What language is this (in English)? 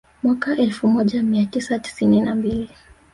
Swahili